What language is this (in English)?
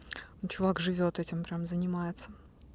Russian